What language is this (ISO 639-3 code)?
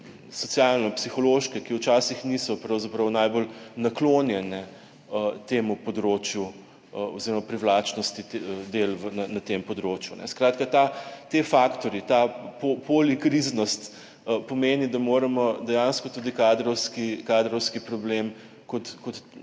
slv